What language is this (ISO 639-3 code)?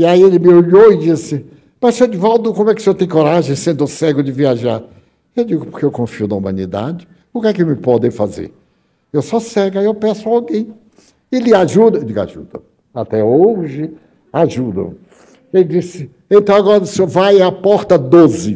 por